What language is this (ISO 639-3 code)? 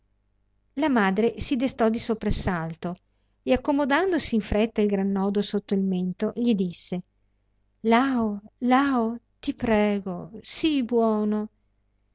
ita